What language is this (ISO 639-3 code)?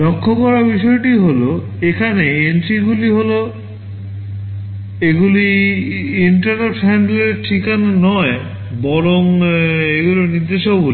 ben